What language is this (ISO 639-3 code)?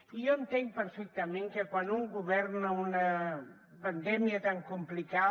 cat